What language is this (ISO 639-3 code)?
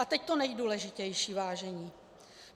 ces